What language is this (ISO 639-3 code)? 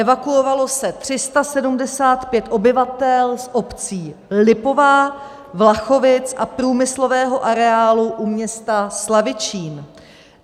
ces